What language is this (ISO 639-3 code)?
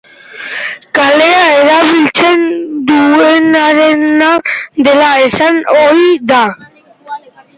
eus